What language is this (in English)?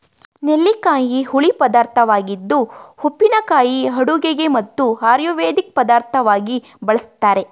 Kannada